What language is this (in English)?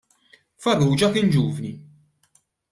Maltese